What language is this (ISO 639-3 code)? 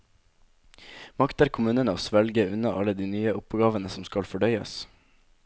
nor